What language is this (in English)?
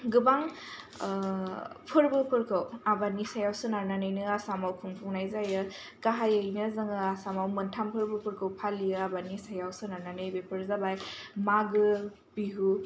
Bodo